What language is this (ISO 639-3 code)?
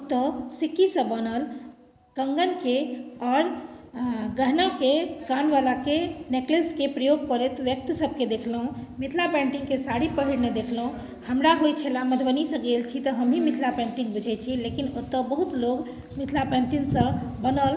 mai